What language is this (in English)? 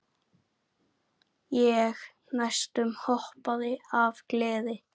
Icelandic